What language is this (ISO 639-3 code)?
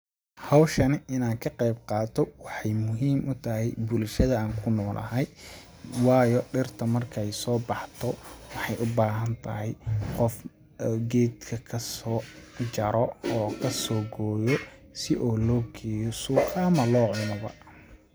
som